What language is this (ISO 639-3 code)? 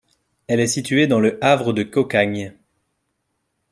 fra